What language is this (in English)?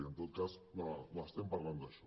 Catalan